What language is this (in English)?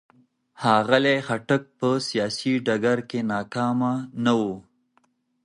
Pashto